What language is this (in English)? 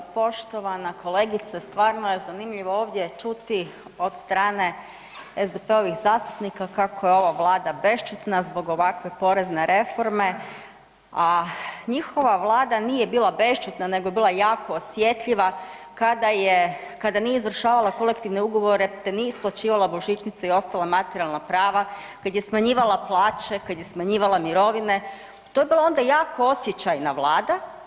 Croatian